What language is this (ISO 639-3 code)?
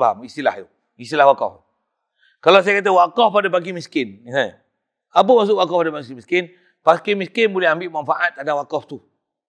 msa